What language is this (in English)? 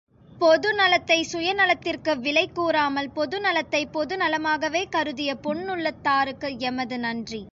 Tamil